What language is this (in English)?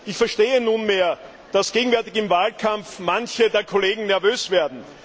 German